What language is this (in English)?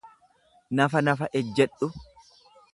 Oromo